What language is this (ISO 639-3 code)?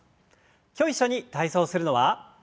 jpn